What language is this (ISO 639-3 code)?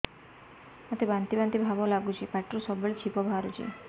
ori